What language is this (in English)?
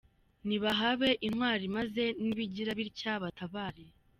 Kinyarwanda